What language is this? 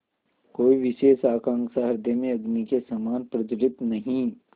Hindi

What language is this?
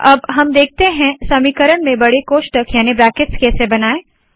Hindi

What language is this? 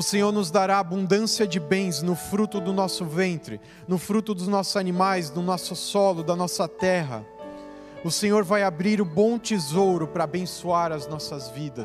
Portuguese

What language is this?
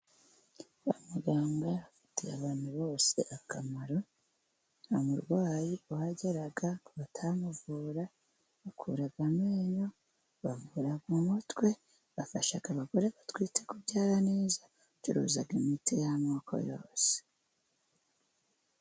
Kinyarwanda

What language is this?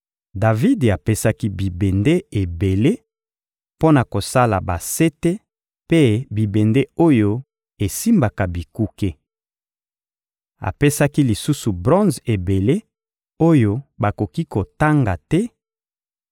Lingala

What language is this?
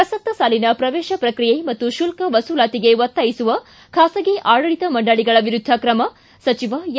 Kannada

